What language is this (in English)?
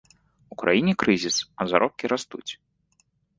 Belarusian